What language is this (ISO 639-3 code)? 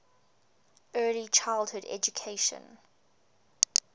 eng